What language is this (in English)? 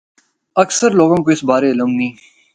Northern Hindko